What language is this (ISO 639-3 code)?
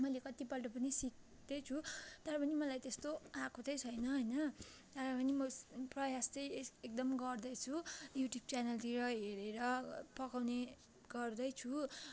nep